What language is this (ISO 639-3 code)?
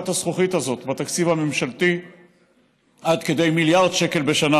heb